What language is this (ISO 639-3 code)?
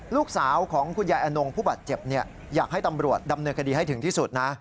tha